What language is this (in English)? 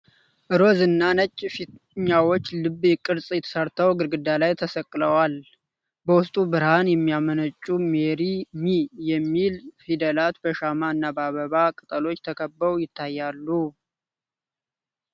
Amharic